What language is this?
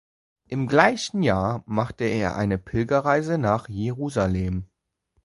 German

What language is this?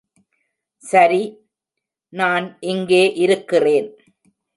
Tamil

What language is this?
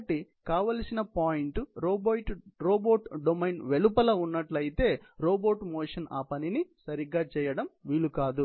Telugu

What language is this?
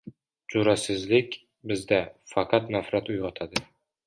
Uzbek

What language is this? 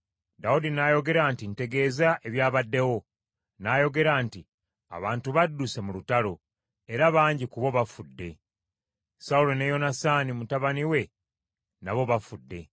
Ganda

